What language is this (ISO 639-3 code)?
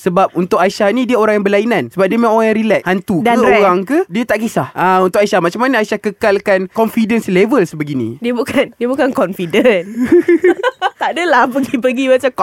msa